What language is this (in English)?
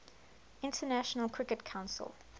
English